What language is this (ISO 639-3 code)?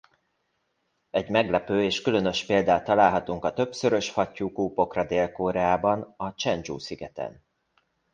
hun